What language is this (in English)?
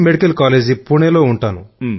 Telugu